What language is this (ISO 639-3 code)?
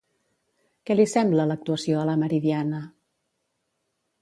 cat